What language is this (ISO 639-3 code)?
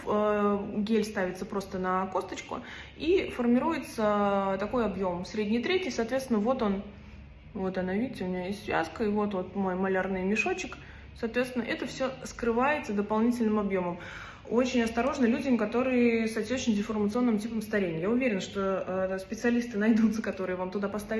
rus